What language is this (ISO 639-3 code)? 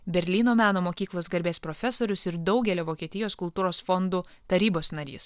lit